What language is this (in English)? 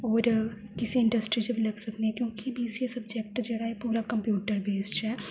Dogri